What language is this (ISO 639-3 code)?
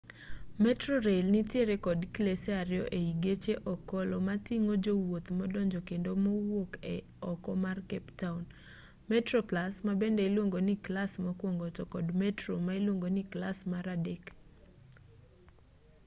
luo